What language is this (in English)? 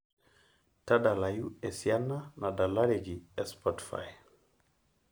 Masai